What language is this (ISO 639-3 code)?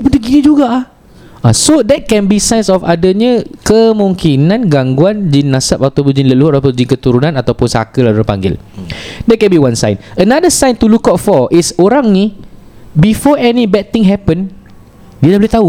msa